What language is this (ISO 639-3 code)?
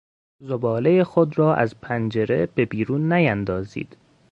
fas